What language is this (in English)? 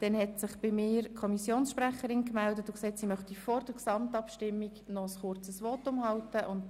Swiss German